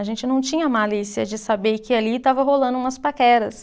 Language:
Portuguese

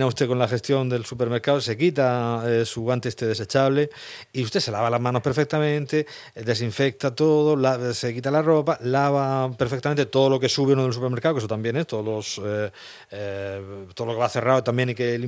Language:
Spanish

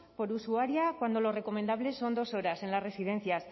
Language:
Spanish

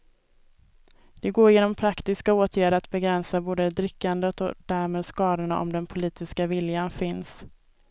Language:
Swedish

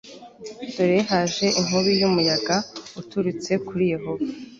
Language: Kinyarwanda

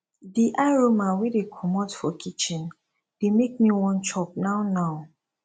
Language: Nigerian Pidgin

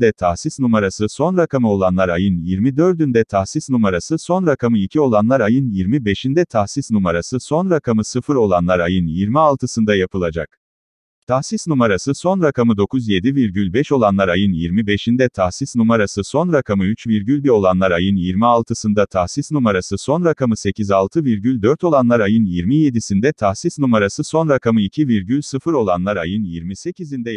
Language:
Turkish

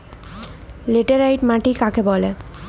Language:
Bangla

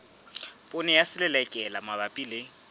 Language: Southern Sotho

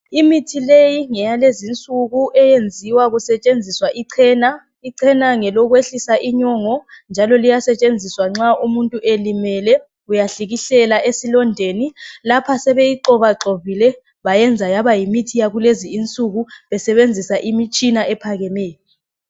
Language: North Ndebele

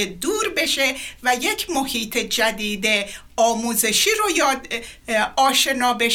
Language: Persian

